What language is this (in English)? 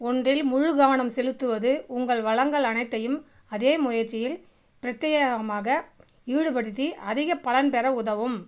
Tamil